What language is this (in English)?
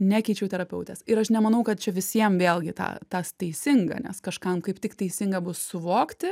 Lithuanian